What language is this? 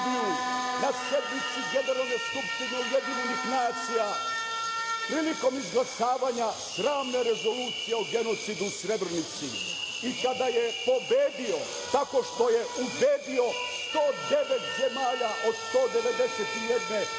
Serbian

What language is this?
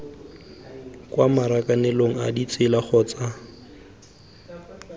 Tswana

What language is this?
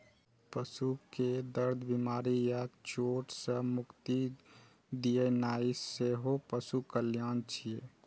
Maithili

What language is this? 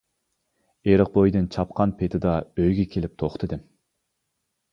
Uyghur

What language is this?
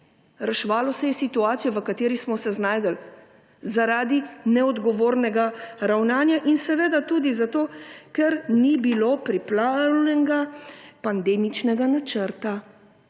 Slovenian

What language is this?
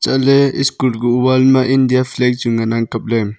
Wancho Naga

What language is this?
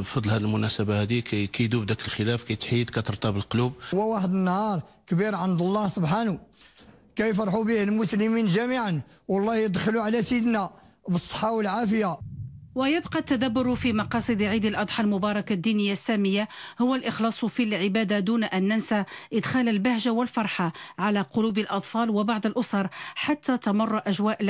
Arabic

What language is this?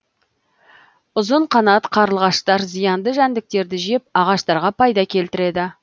Kazakh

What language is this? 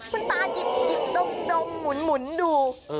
Thai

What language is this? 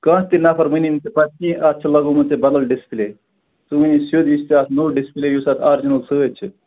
Kashmiri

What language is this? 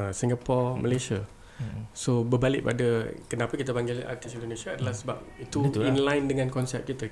Malay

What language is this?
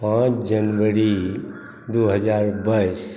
Maithili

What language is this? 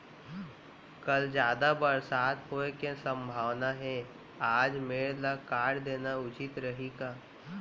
Chhattisgarhi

